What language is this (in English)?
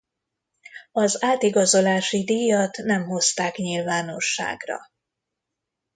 Hungarian